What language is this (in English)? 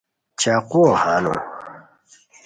Khowar